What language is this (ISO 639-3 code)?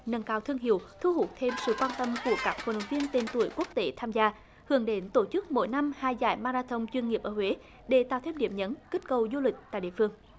vie